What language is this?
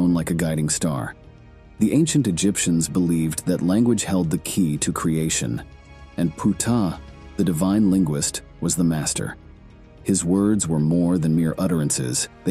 English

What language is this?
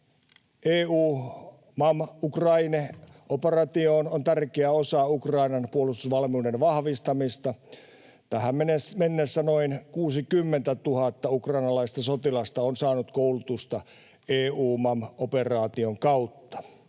Finnish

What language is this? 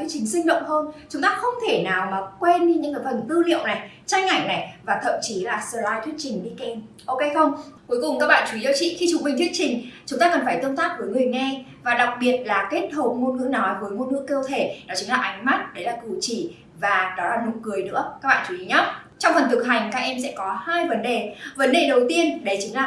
Vietnamese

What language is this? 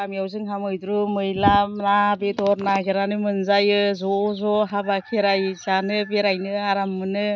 Bodo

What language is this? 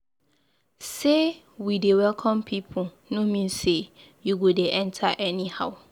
Nigerian Pidgin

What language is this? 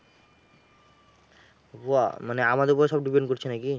Bangla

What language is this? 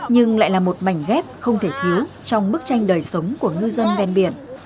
Vietnamese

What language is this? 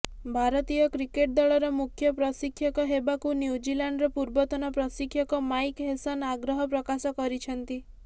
Odia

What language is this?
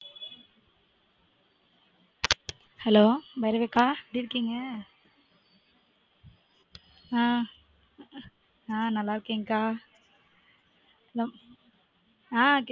Tamil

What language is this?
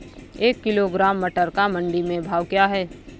Hindi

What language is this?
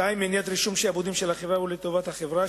Hebrew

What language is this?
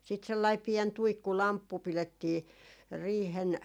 Finnish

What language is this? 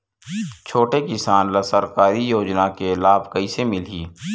Chhattisgarhi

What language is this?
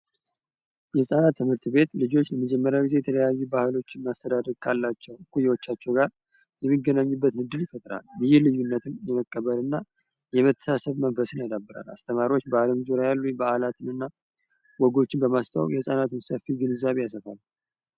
Amharic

